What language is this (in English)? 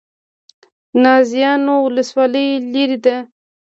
Pashto